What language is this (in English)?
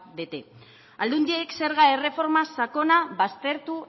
Basque